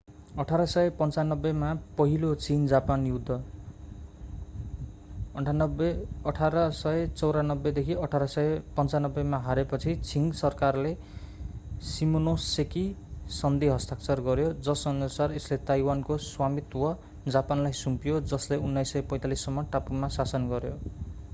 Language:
Nepali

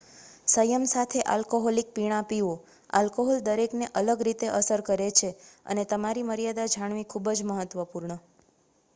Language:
Gujarati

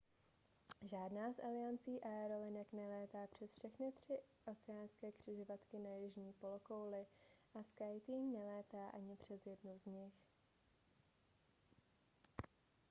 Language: Czech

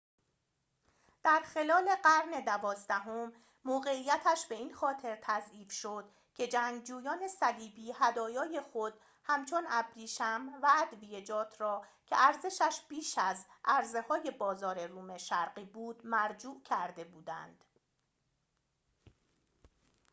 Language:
Persian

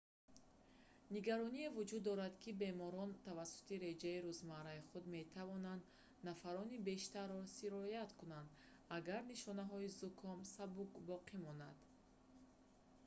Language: Tajik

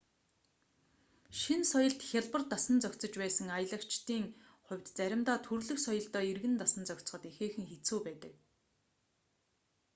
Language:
Mongolian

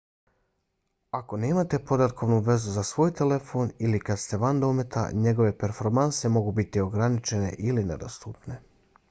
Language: Bosnian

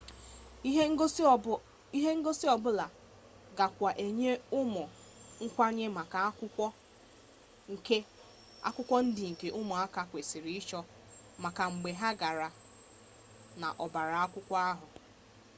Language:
Igbo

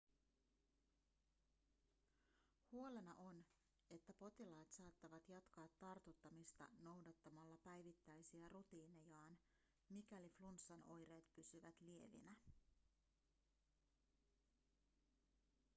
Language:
Finnish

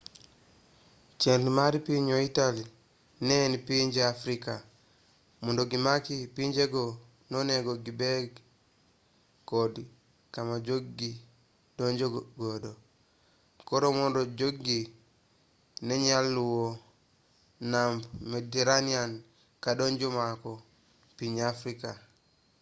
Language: Luo (Kenya and Tanzania)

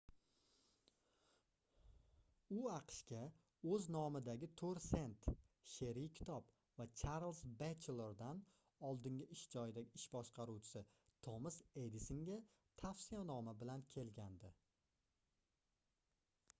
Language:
Uzbek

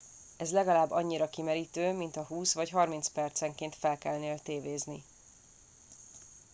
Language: Hungarian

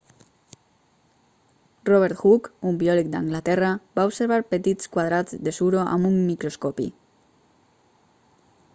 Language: Catalan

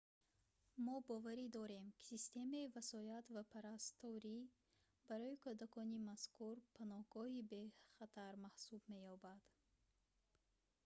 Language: Tajik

